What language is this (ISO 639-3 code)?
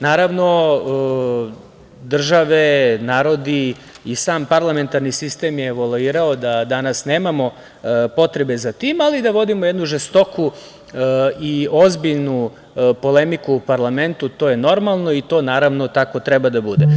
srp